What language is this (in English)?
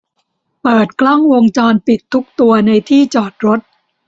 Thai